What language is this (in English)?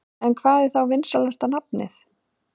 Icelandic